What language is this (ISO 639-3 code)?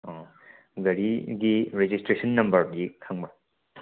mni